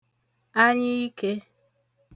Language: Igbo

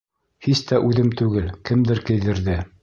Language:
Bashkir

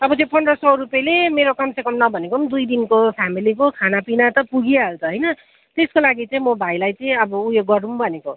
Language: Nepali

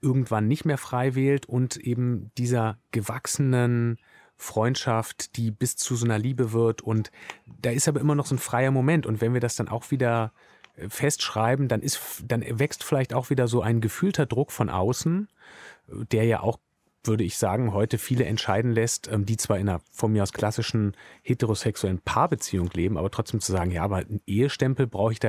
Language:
German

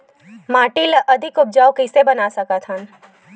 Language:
Chhattisgarhi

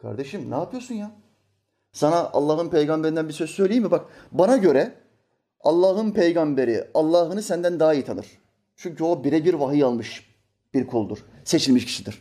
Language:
Turkish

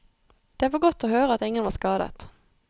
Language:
Norwegian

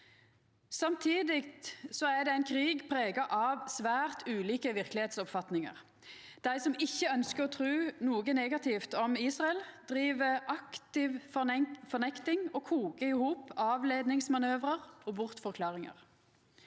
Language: Norwegian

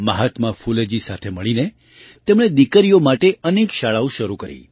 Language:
Gujarati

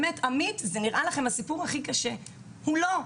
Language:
Hebrew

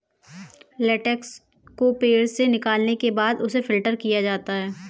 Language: Hindi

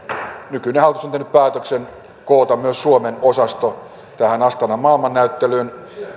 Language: Finnish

